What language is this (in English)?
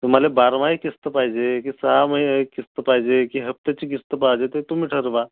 Marathi